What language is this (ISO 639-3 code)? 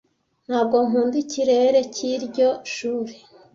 kin